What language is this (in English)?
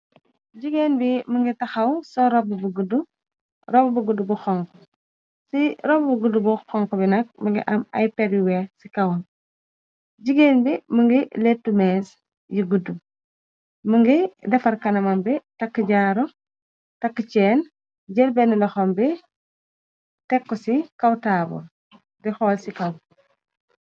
Wolof